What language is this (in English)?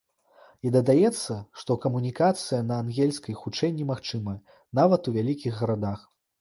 Belarusian